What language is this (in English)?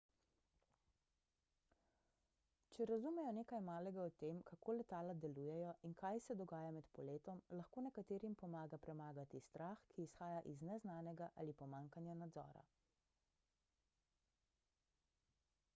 Slovenian